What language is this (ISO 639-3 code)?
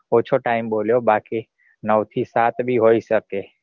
guj